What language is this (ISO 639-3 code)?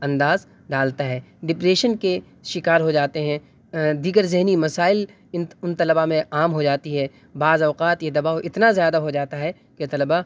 urd